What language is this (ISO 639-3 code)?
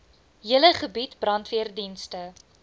afr